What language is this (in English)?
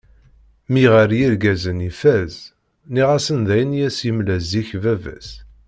Kabyle